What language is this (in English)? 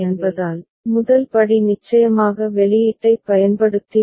Tamil